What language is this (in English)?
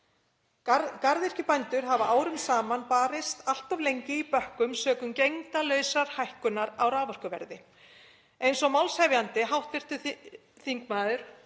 Icelandic